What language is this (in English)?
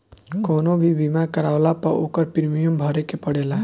Bhojpuri